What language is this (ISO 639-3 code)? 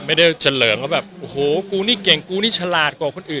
tha